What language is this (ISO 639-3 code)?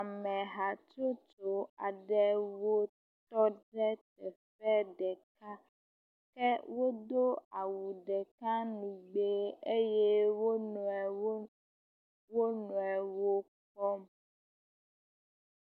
ewe